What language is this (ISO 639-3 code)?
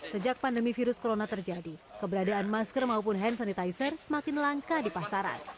ind